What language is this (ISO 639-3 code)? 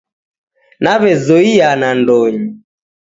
dav